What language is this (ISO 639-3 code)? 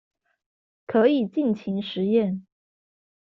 zho